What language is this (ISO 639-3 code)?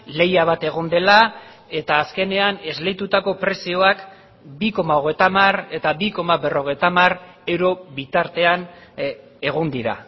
eus